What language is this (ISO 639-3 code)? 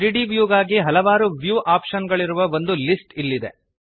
kan